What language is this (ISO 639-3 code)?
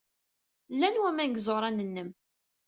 kab